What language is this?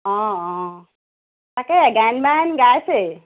Assamese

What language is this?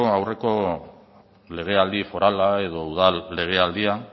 Basque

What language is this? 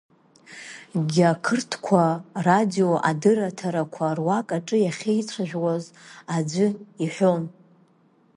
Abkhazian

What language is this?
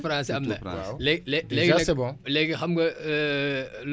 Wolof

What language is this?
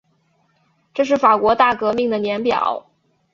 Chinese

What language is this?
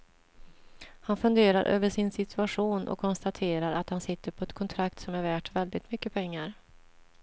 Swedish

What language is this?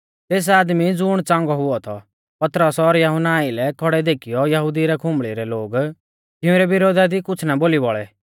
Mahasu Pahari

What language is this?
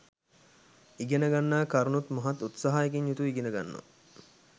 Sinhala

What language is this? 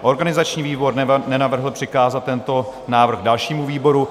Czech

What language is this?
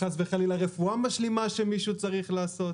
Hebrew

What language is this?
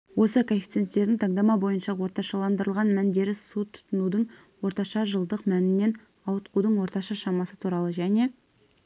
Kazakh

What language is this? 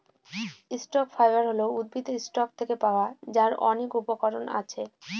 Bangla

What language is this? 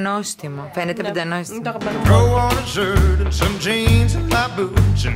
Greek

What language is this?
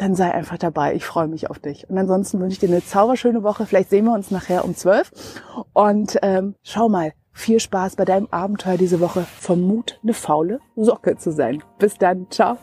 German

